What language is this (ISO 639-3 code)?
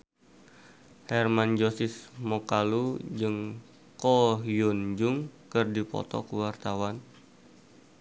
sun